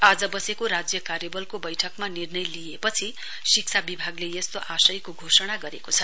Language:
Nepali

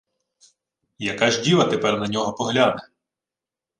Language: Ukrainian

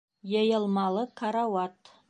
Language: Bashkir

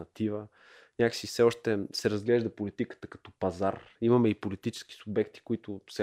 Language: Bulgarian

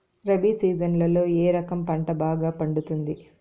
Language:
Telugu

